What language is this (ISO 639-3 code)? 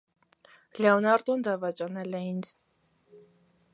hye